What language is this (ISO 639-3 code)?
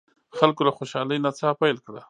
pus